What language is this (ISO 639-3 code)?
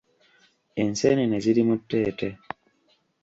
lug